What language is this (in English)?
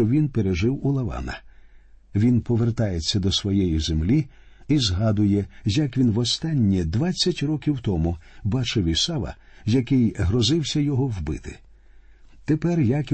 Ukrainian